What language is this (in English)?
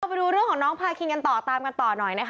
Thai